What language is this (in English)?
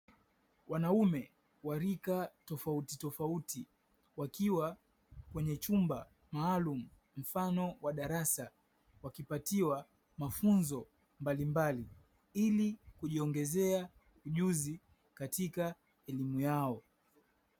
Swahili